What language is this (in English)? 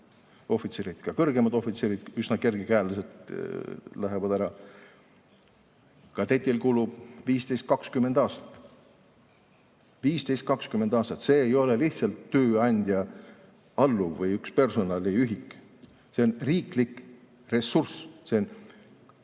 Estonian